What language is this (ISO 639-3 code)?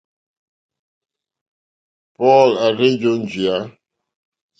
bri